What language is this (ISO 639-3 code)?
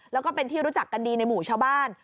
tha